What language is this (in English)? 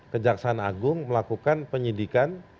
Indonesian